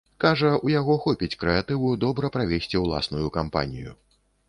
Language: Belarusian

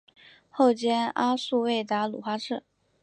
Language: Chinese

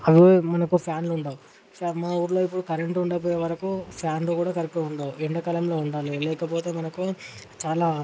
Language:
Telugu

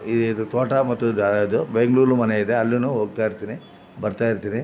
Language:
Kannada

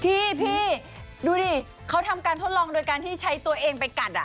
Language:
Thai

